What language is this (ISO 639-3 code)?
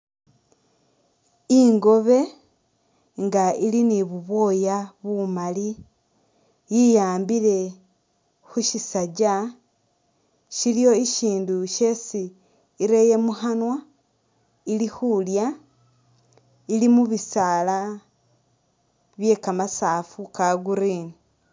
myx